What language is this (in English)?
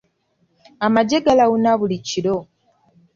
Ganda